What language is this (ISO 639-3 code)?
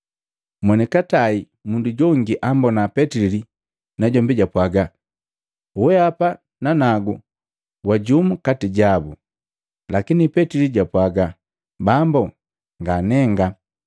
mgv